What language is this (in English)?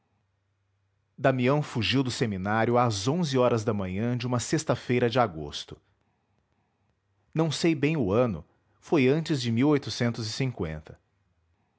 Portuguese